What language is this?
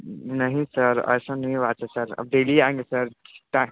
Hindi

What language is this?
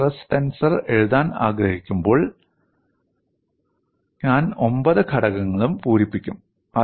Malayalam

